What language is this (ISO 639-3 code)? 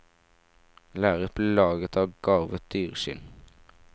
nor